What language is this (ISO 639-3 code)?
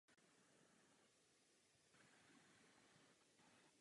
ces